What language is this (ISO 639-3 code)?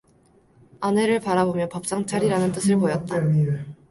kor